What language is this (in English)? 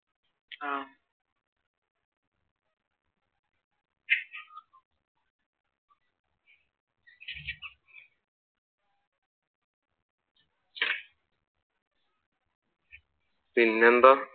Malayalam